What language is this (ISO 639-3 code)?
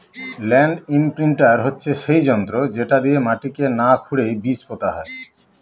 ben